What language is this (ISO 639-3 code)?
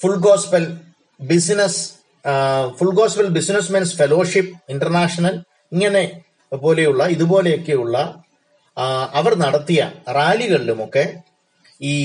mal